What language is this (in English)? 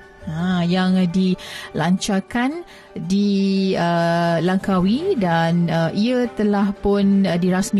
Malay